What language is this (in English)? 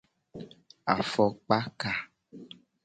Gen